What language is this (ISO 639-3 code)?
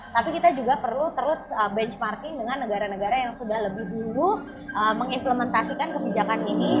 ind